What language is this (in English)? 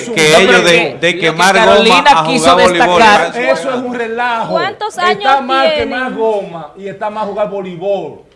Spanish